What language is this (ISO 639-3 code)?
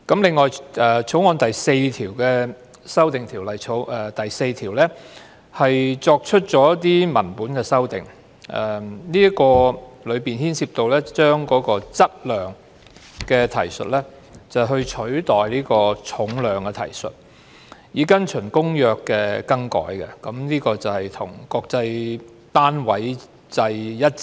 yue